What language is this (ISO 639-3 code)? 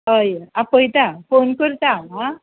kok